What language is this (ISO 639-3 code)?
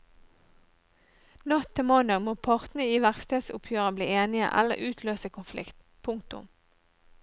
nor